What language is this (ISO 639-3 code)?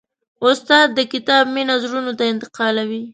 pus